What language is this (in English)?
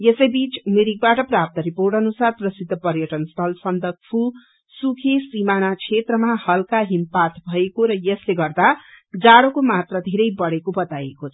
Nepali